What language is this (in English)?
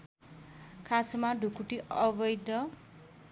Nepali